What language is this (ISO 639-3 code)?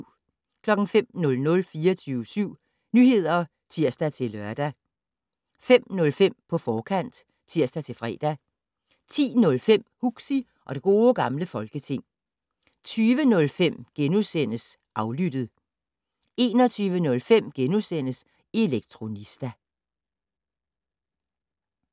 dan